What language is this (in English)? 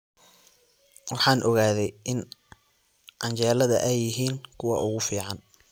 Somali